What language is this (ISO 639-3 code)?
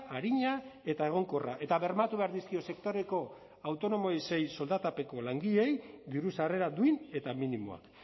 eus